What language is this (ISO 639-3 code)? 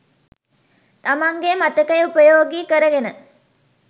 sin